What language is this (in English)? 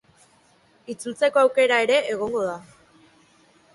Basque